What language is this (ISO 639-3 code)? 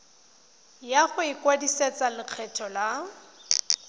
tsn